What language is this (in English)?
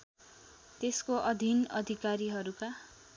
Nepali